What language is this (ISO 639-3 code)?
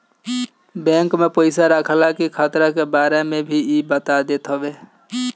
bho